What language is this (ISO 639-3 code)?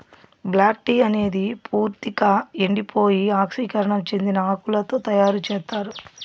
tel